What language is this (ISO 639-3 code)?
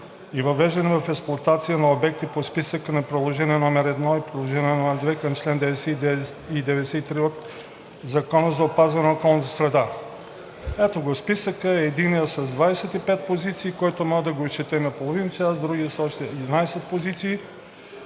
bul